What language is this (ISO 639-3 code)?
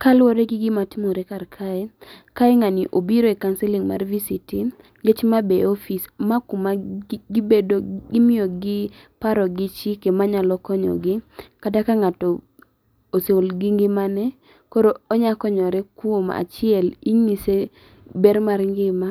luo